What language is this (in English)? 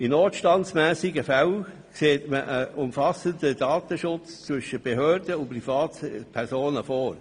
Swiss German